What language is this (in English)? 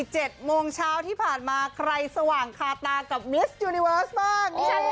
Thai